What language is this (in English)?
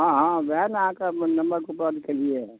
Maithili